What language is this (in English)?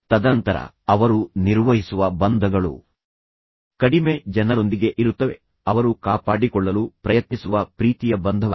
Kannada